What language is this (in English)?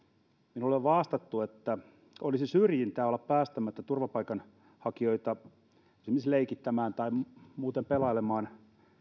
Finnish